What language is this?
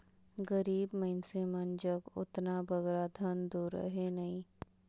Chhattisgarhi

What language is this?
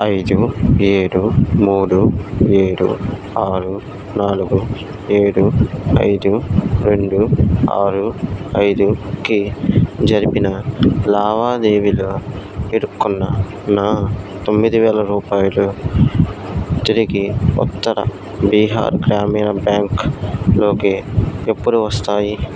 Telugu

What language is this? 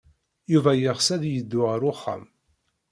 Kabyle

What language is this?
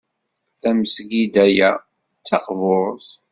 Kabyle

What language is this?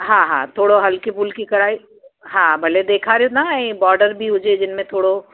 Sindhi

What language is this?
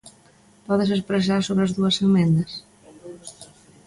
Galician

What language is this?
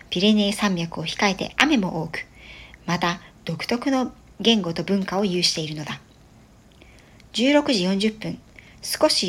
Japanese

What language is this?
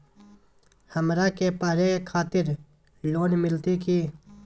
Magahi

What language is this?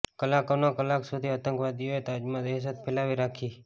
Gujarati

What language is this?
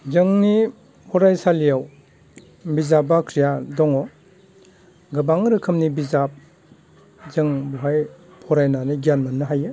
Bodo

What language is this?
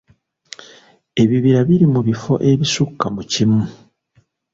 Ganda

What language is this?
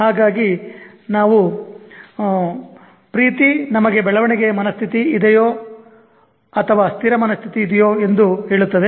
Kannada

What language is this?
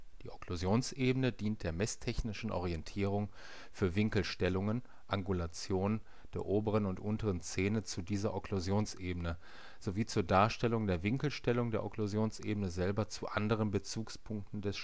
German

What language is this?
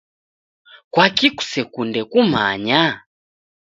Taita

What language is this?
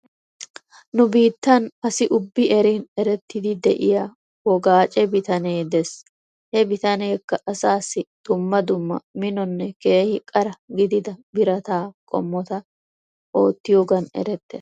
Wolaytta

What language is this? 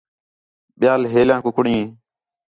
Khetrani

